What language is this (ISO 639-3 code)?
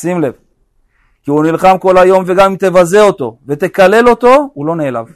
heb